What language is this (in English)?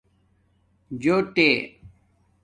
Domaaki